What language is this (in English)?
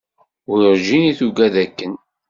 Kabyle